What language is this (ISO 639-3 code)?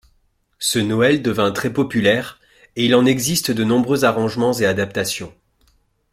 fra